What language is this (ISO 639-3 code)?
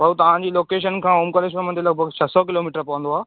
snd